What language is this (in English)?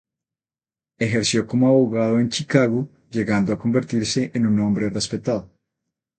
Spanish